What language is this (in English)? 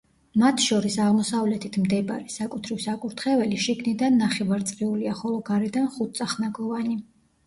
Georgian